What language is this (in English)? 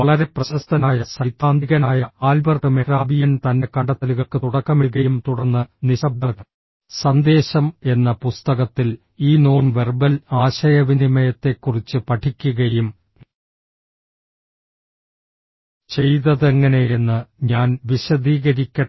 Malayalam